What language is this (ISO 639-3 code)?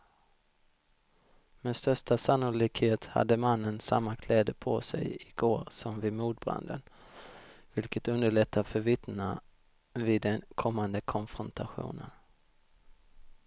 swe